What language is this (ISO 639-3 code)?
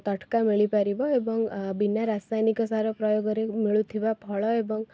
ori